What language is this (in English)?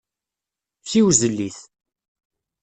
Kabyle